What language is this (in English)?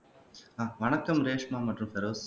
Tamil